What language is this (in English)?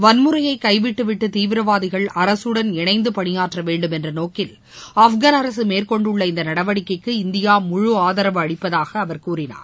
Tamil